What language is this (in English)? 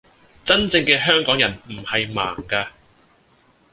Cantonese